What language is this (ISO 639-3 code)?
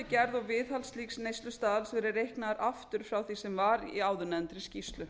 isl